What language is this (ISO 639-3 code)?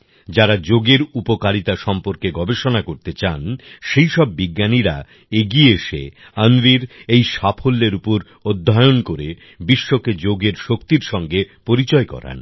ben